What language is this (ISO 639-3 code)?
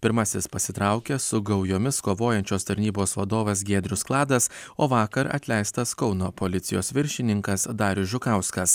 lit